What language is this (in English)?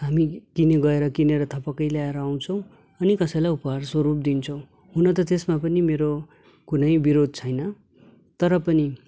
Nepali